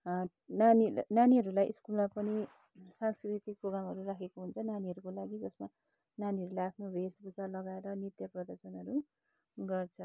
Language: Nepali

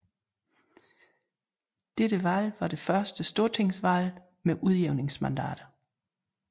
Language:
Danish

